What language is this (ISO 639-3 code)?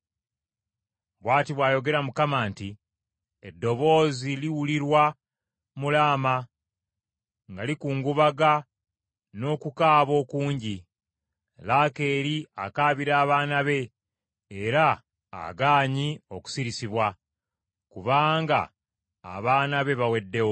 lug